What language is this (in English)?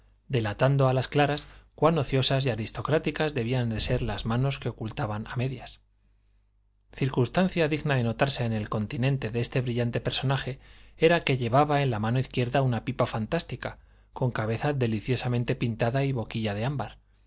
Spanish